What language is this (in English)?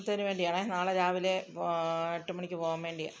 Malayalam